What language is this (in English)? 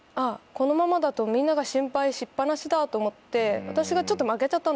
Japanese